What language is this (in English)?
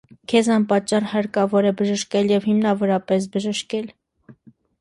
Armenian